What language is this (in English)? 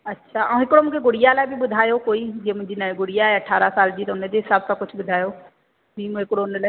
Sindhi